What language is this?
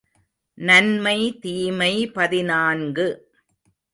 Tamil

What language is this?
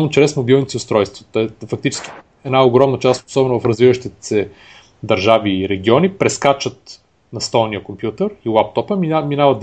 Bulgarian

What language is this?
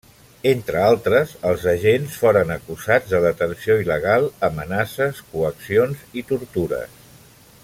Catalan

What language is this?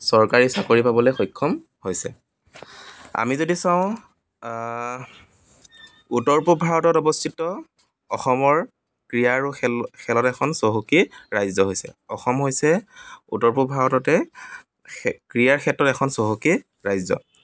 Assamese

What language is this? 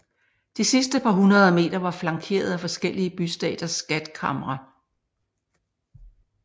Danish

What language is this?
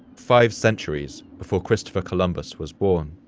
English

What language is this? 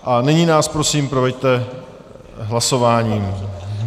Czech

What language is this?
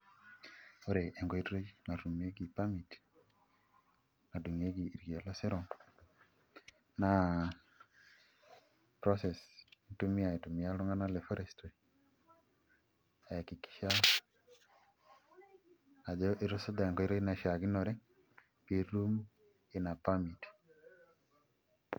Masai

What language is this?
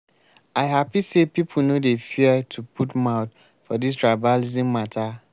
Nigerian Pidgin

